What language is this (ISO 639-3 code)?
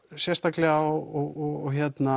isl